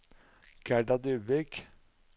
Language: Norwegian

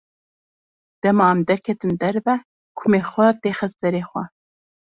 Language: Kurdish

